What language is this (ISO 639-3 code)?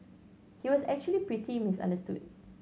eng